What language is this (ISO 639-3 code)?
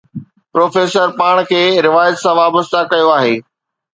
snd